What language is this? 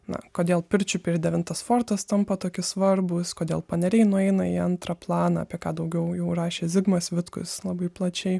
Lithuanian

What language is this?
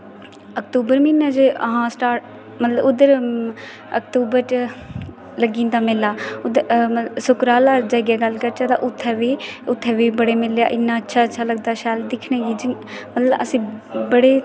Dogri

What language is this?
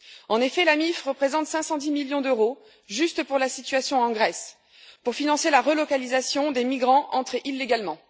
French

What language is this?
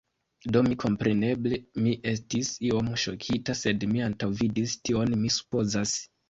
Esperanto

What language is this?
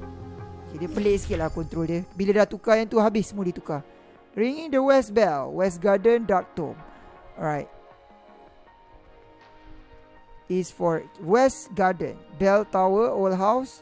Malay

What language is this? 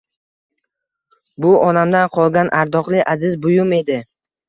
Uzbek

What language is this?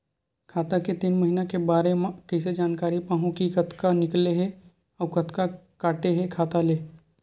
Chhattisgarhi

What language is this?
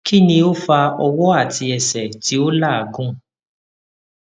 Yoruba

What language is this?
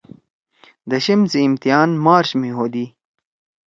Torwali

